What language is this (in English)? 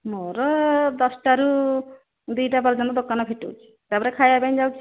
Odia